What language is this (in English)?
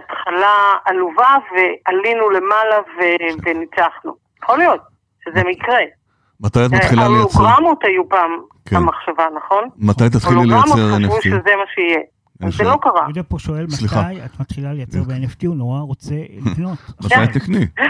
Hebrew